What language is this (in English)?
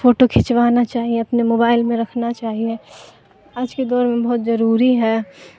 Urdu